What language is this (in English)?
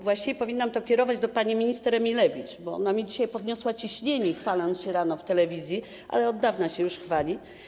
Polish